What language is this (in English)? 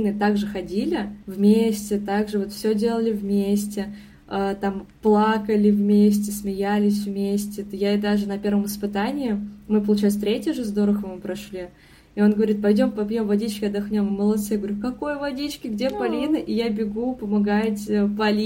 Russian